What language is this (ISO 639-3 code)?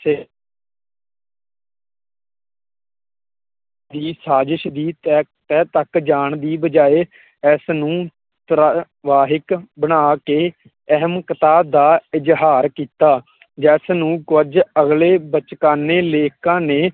pan